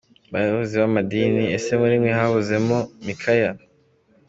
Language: Kinyarwanda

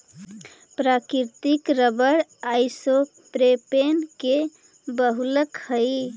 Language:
Magahi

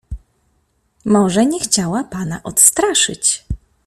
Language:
Polish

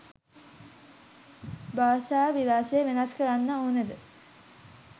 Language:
Sinhala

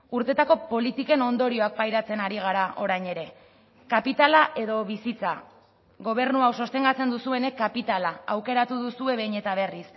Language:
Basque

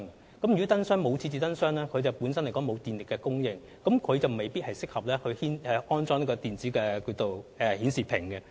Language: Cantonese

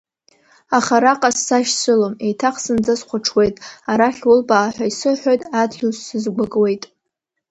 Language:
Abkhazian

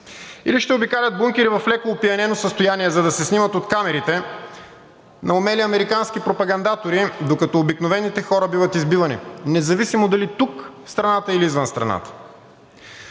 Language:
Bulgarian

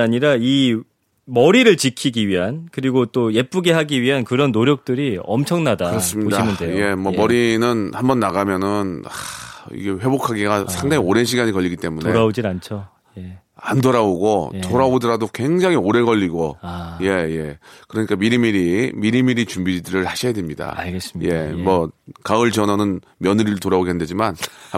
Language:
Korean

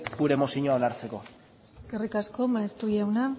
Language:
Basque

